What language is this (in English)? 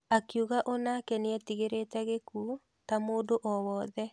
Kikuyu